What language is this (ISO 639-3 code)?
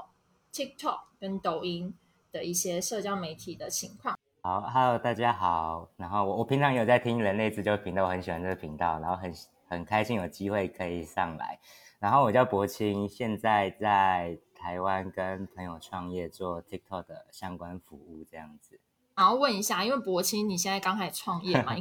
zho